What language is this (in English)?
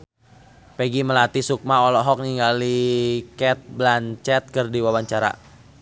Sundanese